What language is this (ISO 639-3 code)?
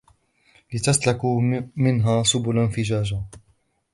ara